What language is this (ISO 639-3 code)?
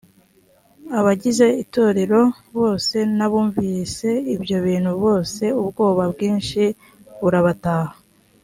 kin